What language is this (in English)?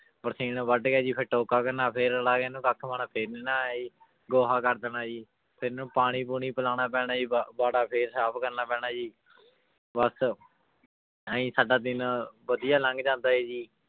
Punjabi